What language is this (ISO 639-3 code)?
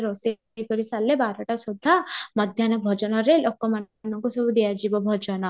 ori